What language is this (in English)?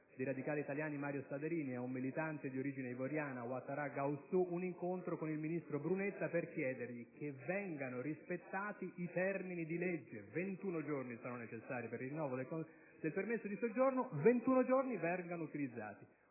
Italian